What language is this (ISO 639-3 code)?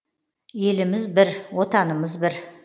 kaz